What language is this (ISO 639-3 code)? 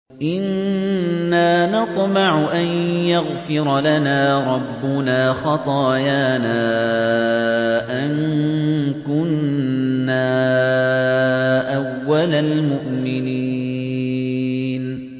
ara